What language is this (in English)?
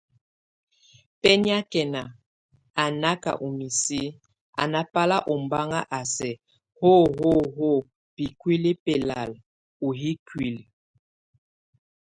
Tunen